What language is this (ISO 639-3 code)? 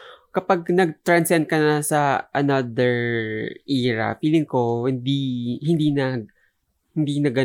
fil